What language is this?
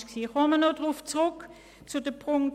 Swiss German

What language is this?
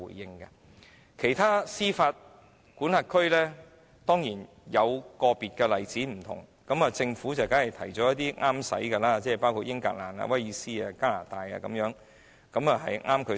Cantonese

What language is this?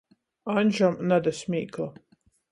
Latgalian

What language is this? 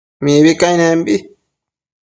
Matsés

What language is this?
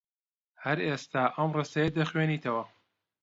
Central Kurdish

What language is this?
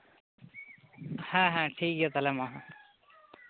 Santali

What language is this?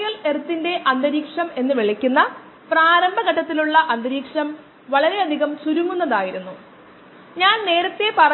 Malayalam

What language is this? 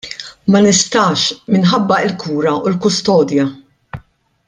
Maltese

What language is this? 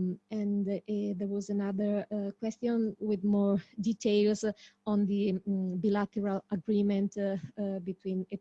English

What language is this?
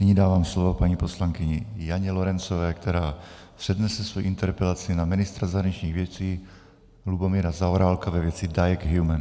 Czech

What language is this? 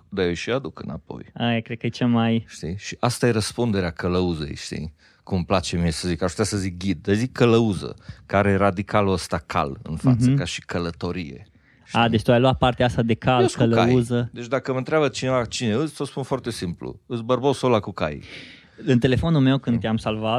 Romanian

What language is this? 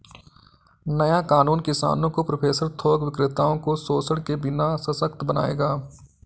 Hindi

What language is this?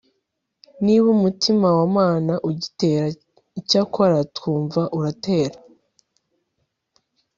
Kinyarwanda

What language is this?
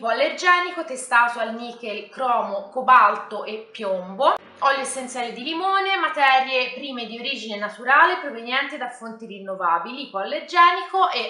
Italian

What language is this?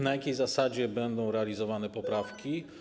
Polish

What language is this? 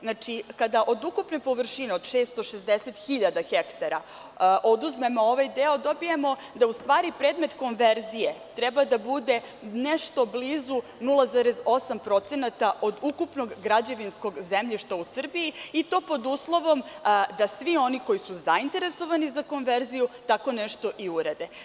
Serbian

